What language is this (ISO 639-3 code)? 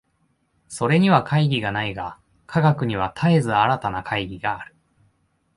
jpn